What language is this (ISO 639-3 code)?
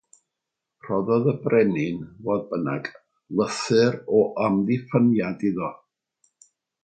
cym